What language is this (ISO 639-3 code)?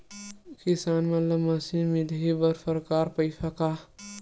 hne